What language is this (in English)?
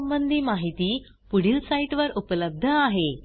Marathi